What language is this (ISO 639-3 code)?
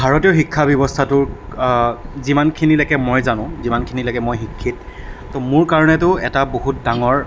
asm